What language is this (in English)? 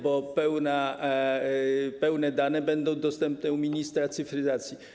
Polish